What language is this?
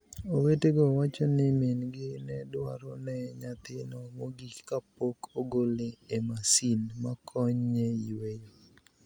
Luo (Kenya and Tanzania)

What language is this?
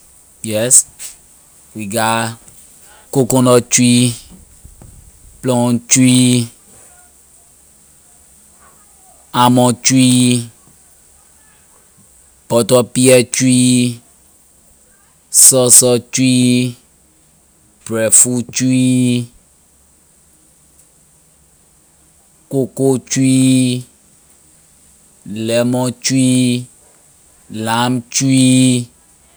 Liberian English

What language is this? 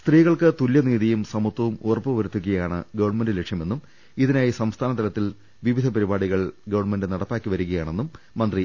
Malayalam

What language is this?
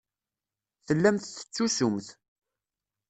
Kabyle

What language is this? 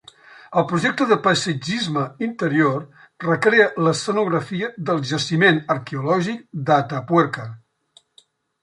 Catalan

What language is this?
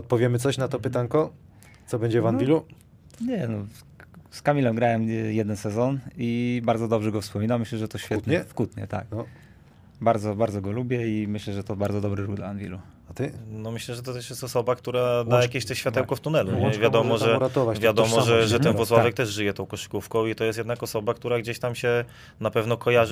Polish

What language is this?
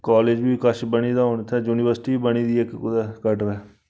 Dogri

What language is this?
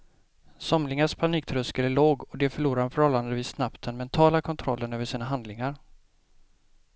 Swedish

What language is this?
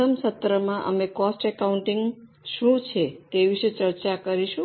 Gujarati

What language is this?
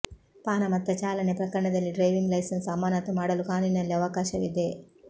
Kannada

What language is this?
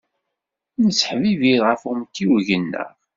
Kabyle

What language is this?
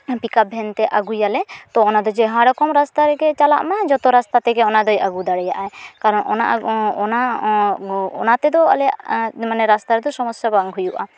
Santali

